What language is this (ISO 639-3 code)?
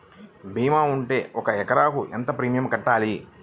tel